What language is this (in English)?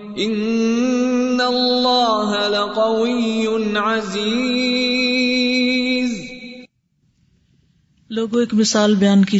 Urdu